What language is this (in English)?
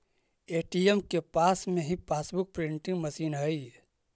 Magahi